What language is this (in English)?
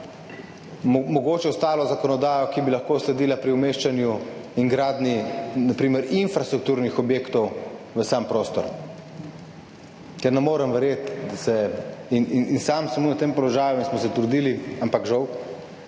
Slovenian